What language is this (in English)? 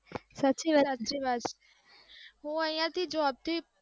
Gujarati